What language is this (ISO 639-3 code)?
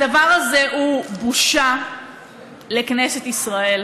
heb